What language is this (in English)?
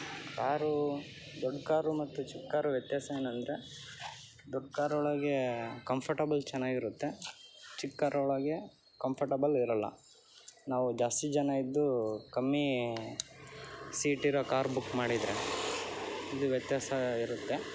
Kannada